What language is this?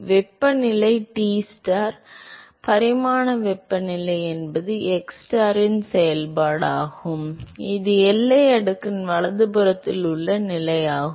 Tamil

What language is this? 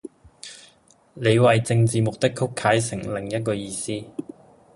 Cantonese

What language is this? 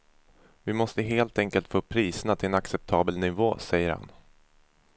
Swedish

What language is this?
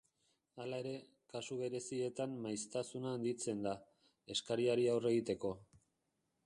Basque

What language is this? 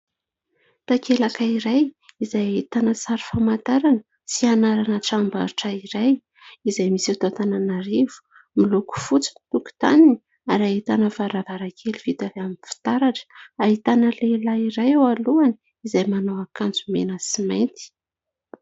Malagasy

